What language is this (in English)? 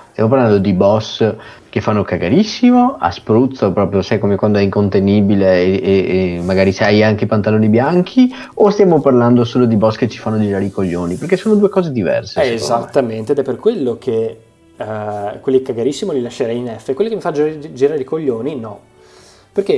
Italian